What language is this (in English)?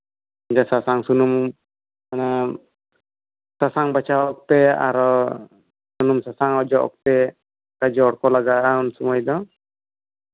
Santali